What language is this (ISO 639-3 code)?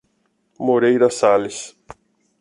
por